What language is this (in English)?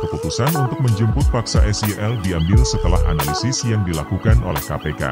Indonesian